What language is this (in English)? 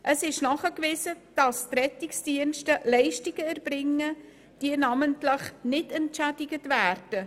Swiss German